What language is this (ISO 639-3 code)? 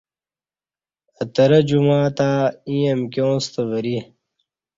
bsh